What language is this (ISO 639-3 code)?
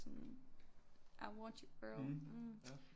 dan